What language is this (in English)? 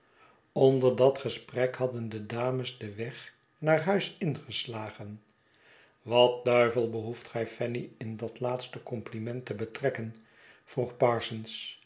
Dutch